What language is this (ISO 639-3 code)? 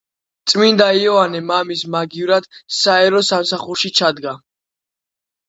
kat